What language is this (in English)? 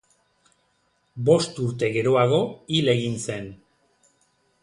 Basque